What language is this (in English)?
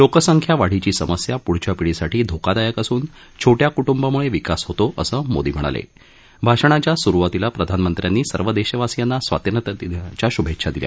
Marathi